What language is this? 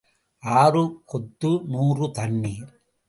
Tamil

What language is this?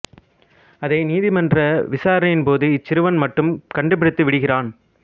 Tamil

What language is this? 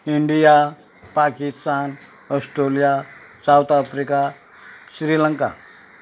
Konkani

